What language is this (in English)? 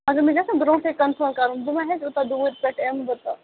Kashmiri